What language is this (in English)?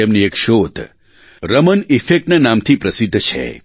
Gujarati